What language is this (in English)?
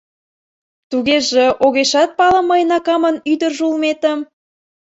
Mari